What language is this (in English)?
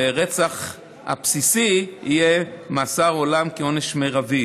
Hebrew